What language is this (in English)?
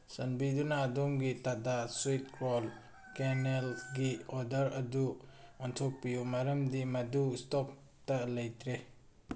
Manipuri